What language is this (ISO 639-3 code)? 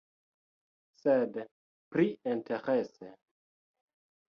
epo